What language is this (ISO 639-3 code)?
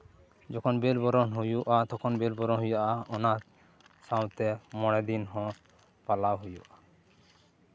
sat